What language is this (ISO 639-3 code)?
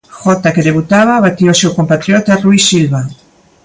glg